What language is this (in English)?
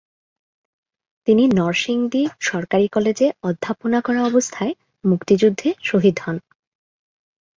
Bangla